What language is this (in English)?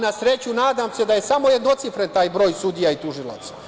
Serbian